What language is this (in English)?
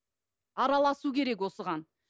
Kazakh